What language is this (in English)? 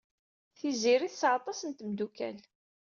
Kabyle